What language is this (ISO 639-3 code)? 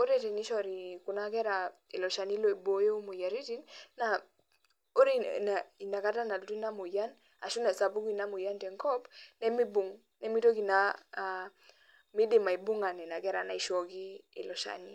mas